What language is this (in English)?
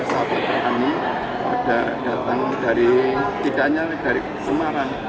Indonesian